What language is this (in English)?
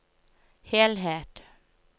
Norwegian